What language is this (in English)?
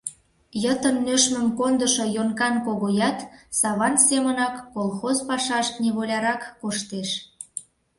Mari